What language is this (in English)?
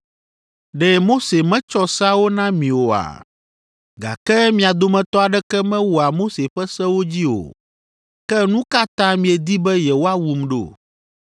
Ewe